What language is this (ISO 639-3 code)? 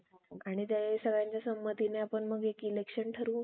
mar